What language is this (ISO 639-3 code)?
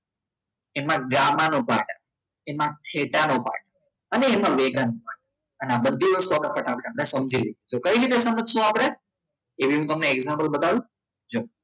guj